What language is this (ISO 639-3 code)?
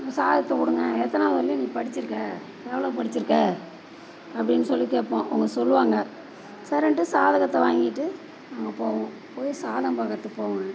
tam